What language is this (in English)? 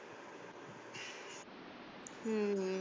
Punjabi